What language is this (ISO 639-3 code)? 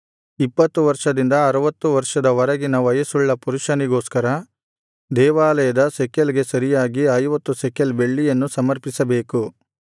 kan